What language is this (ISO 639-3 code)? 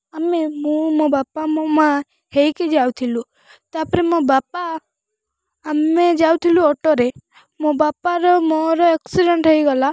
ori